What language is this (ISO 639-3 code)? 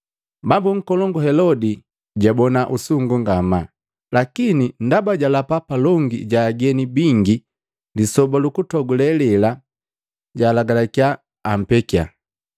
mgv